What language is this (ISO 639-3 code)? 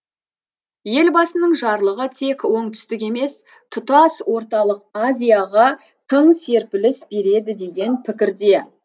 kaz